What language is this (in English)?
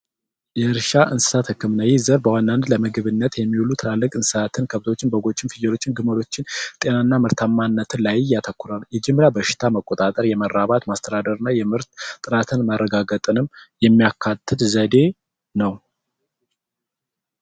Amharic